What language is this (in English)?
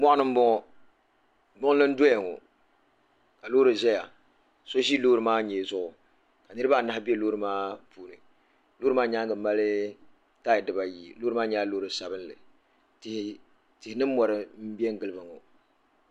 Dagbani